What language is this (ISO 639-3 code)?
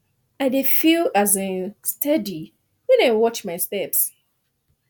pcm